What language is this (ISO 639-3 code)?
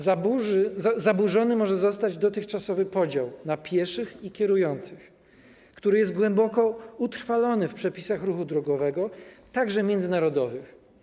pol